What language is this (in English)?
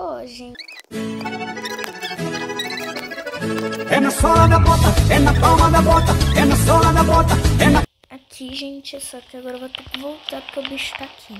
Portuguese